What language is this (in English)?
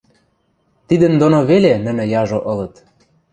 Western Mari